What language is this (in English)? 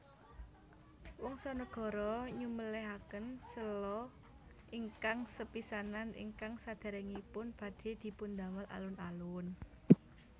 Javanese